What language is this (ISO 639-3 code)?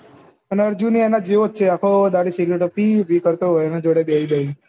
guj